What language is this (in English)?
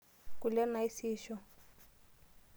Masai